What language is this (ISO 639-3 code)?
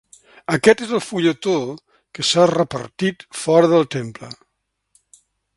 cat